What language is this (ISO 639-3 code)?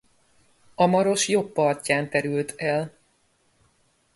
hun